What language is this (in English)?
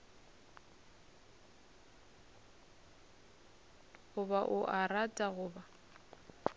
Northern Sotho